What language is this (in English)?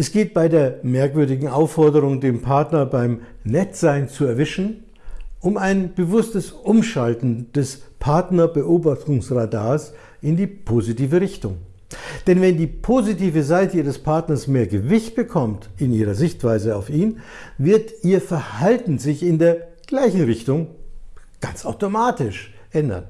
German